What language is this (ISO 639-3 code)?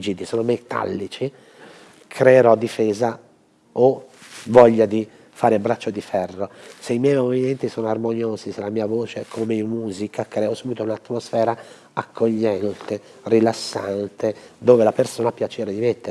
ita